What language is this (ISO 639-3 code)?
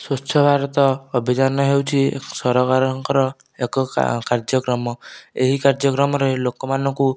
ori